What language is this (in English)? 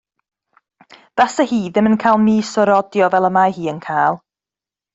Welsh